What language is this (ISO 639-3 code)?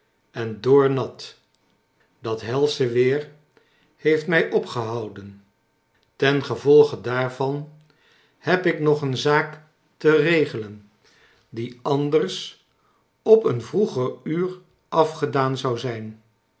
nld